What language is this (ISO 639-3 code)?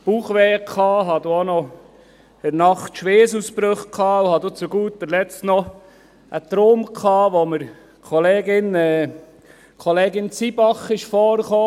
gsw